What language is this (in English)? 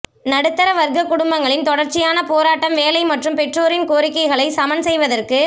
Tamil